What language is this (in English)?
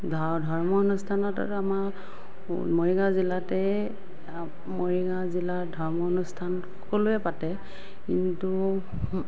Assamese